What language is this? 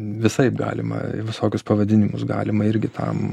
Lithuanian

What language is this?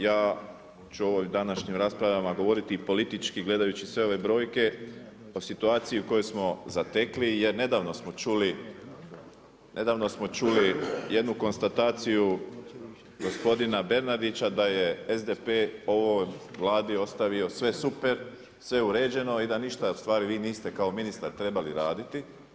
Croatian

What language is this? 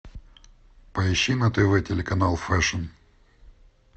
Russian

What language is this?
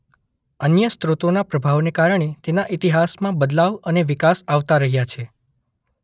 Gujarati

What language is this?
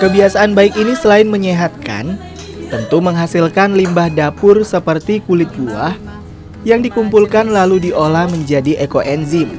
Indonesian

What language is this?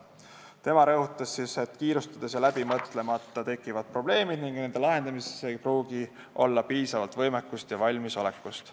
Estonian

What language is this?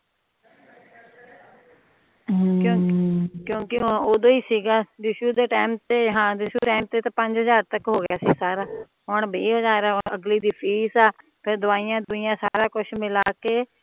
Punjabi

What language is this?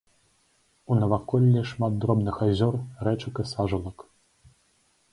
Belarusian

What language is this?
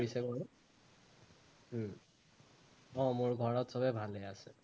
Assamese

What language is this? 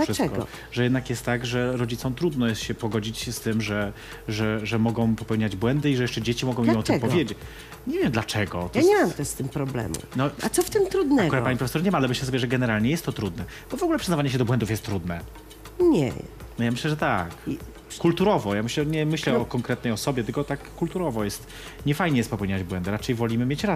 Polish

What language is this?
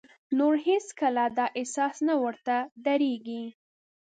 Pashto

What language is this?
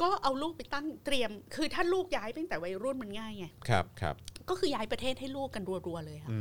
Thai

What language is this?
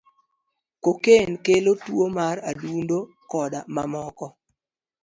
Luo (Kenya and Tanzania)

